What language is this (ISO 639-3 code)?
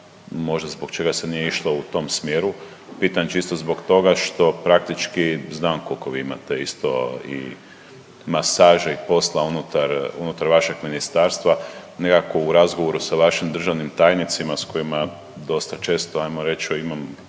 hrv